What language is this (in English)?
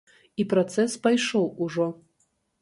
Belarusian